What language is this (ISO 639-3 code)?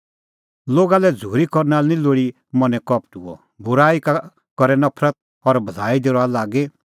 kfx